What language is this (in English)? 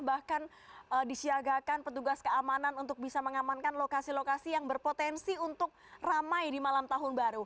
Indonesian